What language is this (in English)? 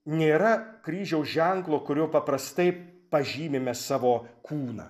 Lithuanian